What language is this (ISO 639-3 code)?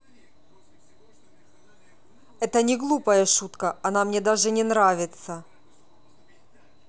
rus